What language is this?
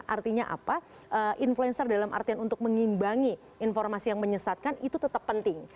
Indonesian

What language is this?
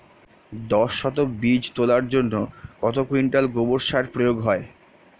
Bangla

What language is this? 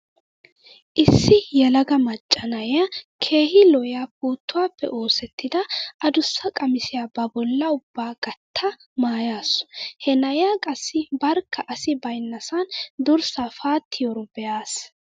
Wolaytta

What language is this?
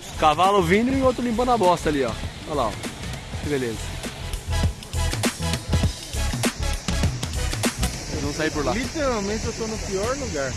Portuguese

